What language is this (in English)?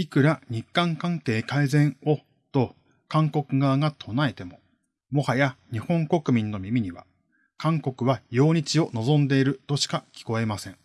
Japanese